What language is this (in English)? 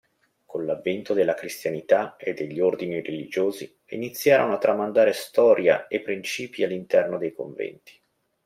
Italian